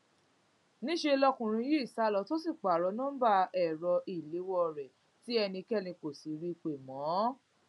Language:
Yoruba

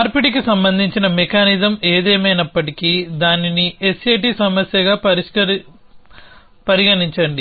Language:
Telugu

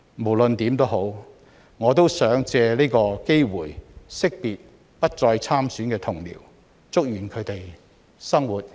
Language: Cantonese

